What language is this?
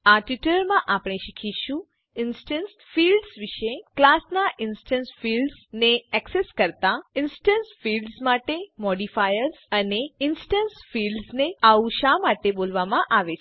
Gujarati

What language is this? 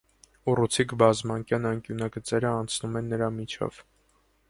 Armenian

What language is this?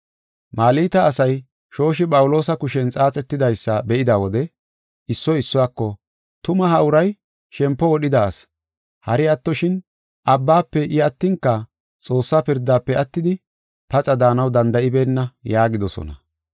Gofa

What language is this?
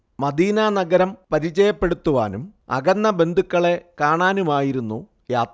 Malayalam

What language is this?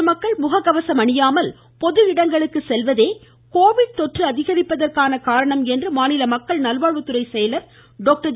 Tamil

